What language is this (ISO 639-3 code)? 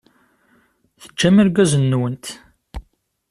kab